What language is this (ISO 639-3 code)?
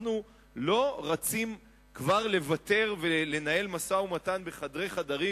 heb